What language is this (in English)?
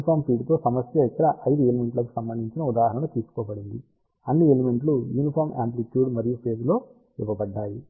Telugu